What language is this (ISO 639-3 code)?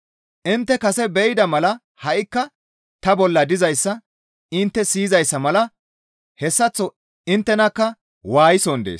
gmv